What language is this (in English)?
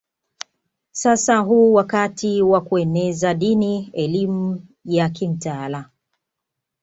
Swahili